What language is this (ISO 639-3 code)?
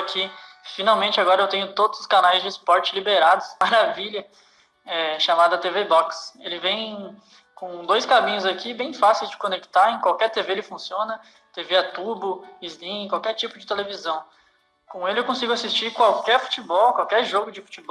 por